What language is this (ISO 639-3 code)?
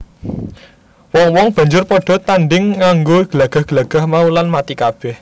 jav